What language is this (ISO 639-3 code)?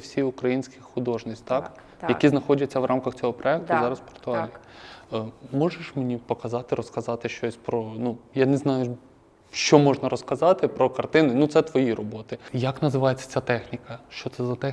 ukr